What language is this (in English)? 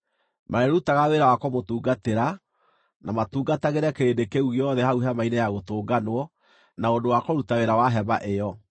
Kikuyu